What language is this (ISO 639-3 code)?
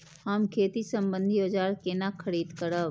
mai